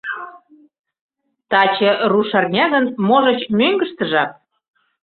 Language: Mari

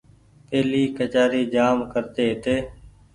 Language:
Goaria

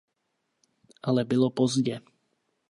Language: Czech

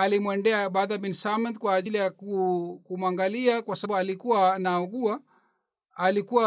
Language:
Swahili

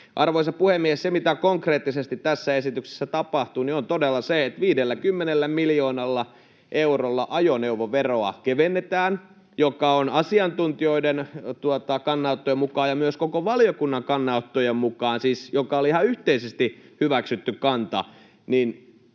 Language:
Finnish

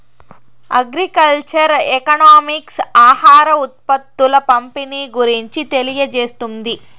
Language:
Telugu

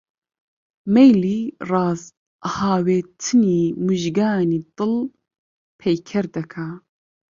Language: Central Kurdish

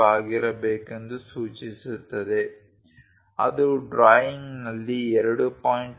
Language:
Kannada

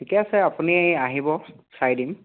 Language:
Assamese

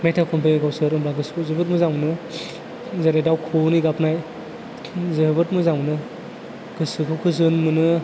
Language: Bodo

